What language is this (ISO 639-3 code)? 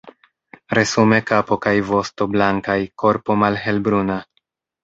epo